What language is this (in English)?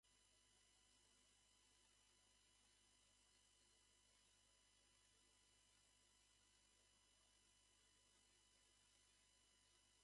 Japanese